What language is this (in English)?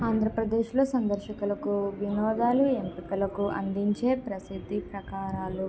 Telugu